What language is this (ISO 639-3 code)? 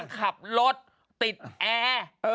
tha